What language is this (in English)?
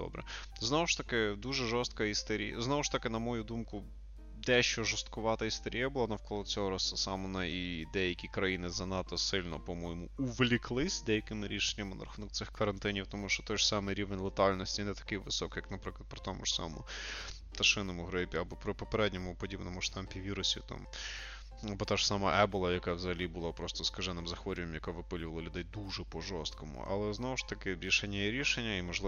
Ukrainian